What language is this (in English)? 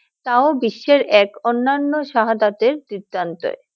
Bangla